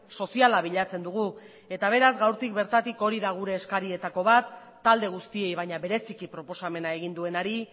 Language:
Basque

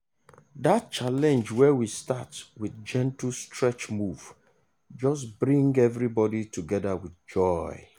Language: Nigerian Pidgin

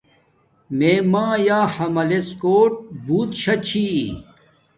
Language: Domaaki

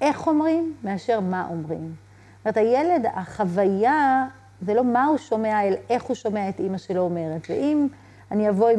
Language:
Hebrew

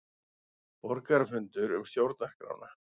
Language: Icelandic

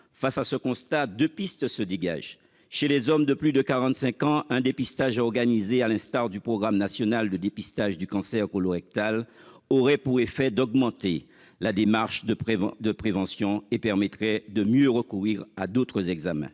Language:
French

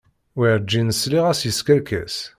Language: Kabyle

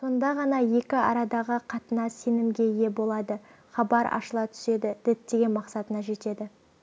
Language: Kazakh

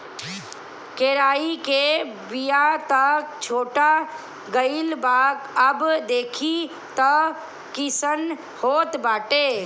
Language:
Bhojpuri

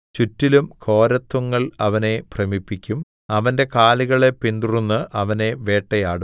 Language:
Malayalam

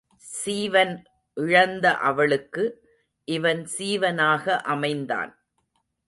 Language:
Tamil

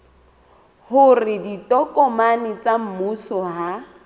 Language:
Southern Sotho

